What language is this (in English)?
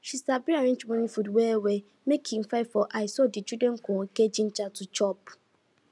Nigerian Pidgin